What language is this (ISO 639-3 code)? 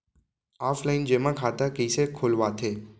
hne